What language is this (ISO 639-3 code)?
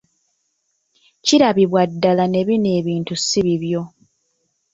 lug